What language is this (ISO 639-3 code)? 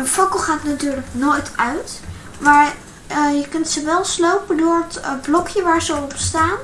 nld